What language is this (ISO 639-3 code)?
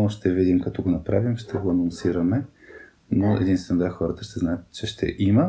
bul